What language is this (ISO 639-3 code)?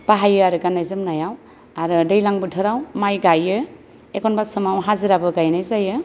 brx